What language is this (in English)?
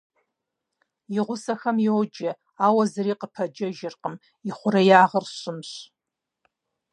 Kabardian